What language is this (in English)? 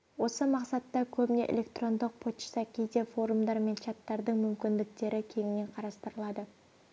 Kazakh